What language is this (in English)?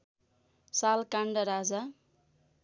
Nepali